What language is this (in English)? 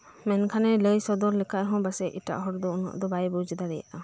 Santali